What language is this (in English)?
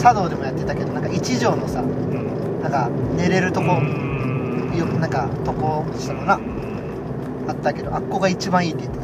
Japanese